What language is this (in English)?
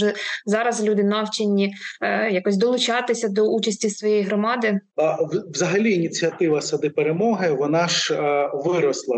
Ukrainian